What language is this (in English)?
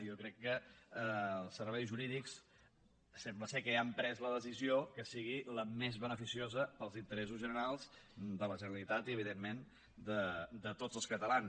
Catalan